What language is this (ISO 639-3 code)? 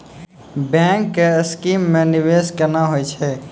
mai